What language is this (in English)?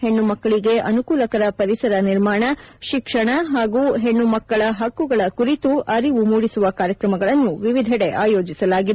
Kannada